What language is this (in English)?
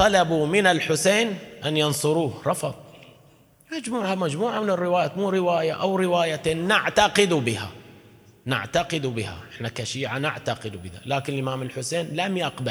Arabic